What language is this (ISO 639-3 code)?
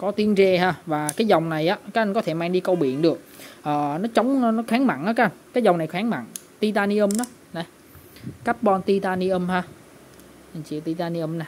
vie